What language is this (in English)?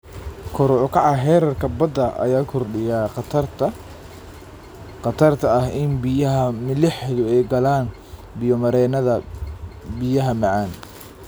Somali